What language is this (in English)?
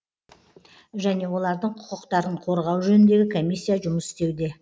Kazakh